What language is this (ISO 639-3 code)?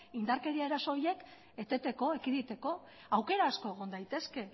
eus